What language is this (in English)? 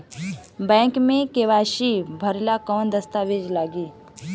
Bhojpuri